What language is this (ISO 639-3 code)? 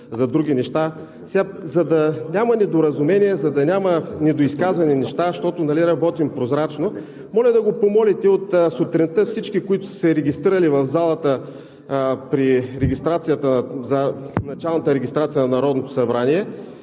bul